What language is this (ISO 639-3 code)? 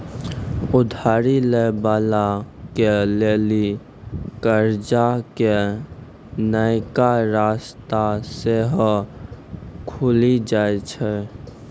mai